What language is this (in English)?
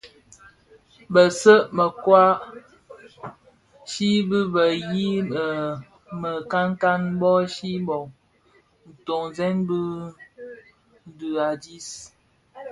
Bafia